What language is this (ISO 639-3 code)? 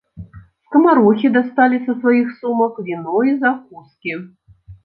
bel